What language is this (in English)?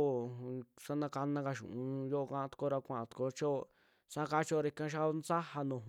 Western Juxtlahuaca Mixtec